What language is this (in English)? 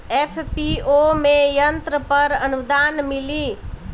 Bhojpuri